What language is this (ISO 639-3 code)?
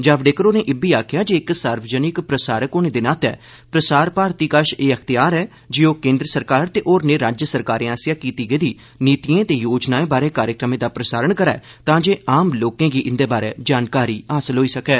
doi